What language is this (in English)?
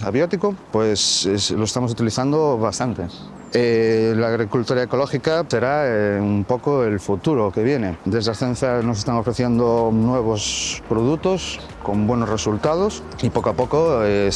Spanish